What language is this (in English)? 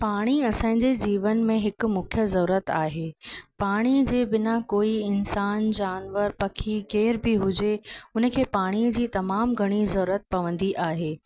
Sindhi